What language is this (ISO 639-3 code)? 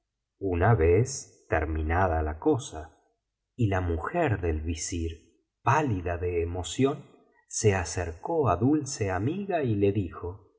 spa